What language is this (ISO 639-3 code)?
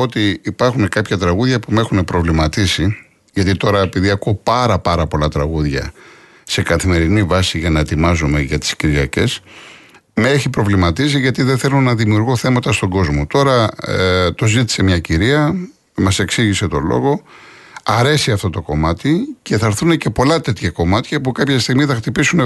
ell